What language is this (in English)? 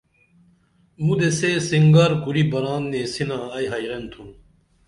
Dameli